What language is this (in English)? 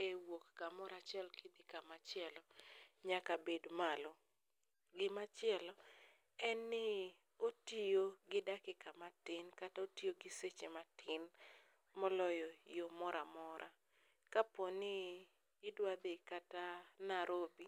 Luo (Kenya and Tanzania)